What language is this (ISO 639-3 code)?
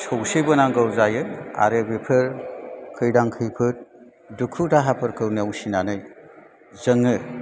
brx